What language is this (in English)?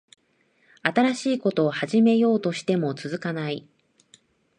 Japanese